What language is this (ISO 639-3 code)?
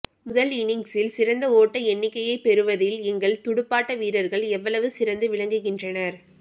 tam